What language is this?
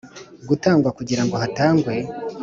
Kinyarwanda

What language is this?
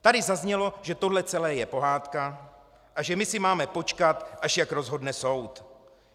Czech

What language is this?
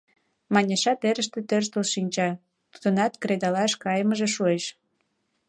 Mari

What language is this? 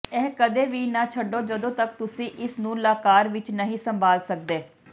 Punjabi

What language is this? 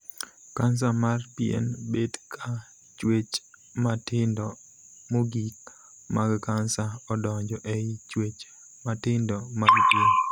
Luo (Kenya and Tanzania)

